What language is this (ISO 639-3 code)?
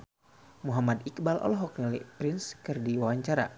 sun